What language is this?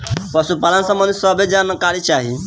Bhojpuri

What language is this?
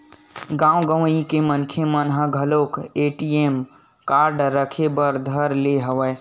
Chhattisgarhi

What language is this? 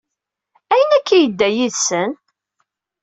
Kabyle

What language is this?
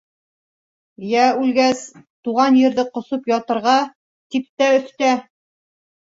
Bashkir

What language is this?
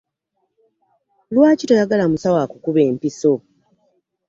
Ganda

